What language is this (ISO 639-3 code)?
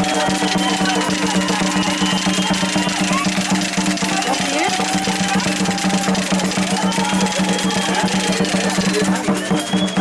spa